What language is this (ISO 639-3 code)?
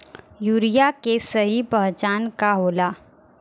bho